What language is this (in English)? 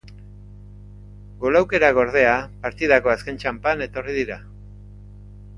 Basque